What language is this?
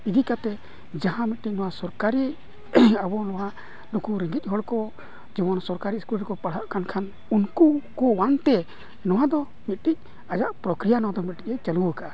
Santali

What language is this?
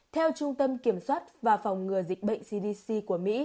Vietnamese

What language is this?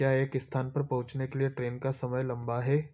Hindi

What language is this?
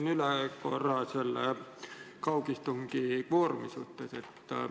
Estonian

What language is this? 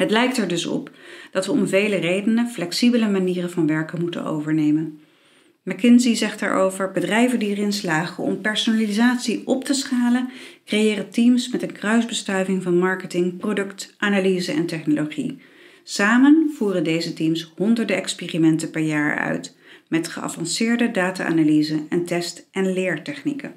Dutch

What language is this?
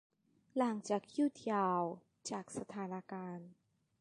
Thai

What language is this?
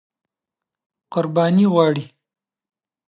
Pashto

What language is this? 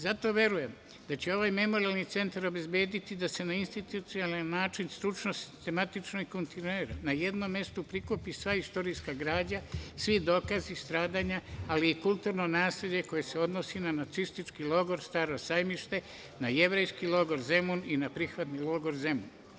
Serbian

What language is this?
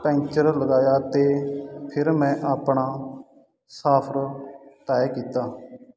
Punjabi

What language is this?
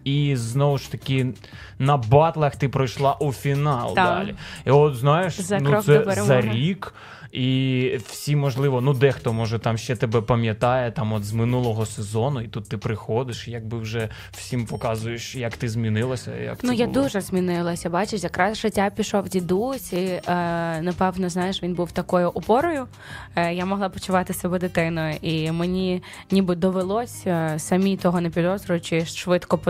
Ukrainian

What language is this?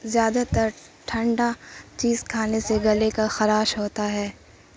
Urdu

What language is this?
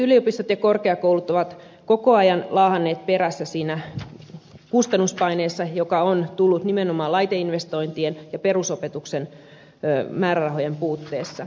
Finnish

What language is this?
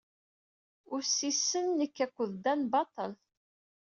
Kabyle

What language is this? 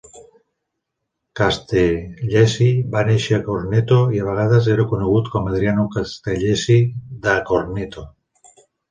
Catalan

